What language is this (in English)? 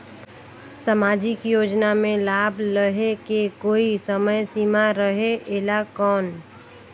Chhattisgarhi